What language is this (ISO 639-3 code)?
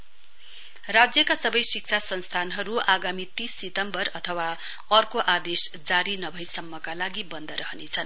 nep